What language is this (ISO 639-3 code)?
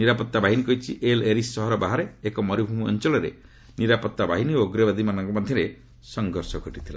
ori